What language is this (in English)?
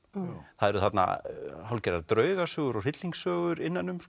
Icelandic